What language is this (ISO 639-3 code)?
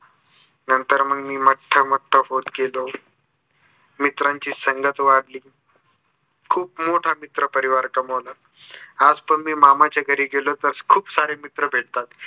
mar